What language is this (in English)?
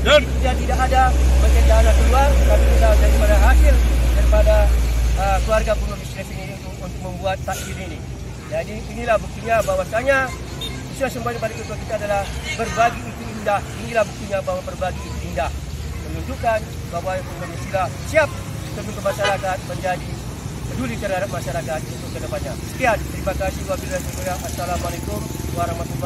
Indonesian